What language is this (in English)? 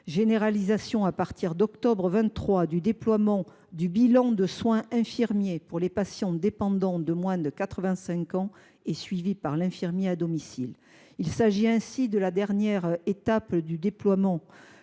French